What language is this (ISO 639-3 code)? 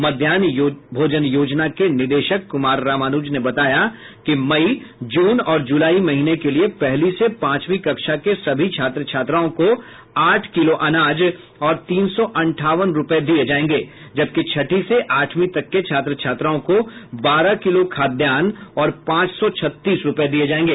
hin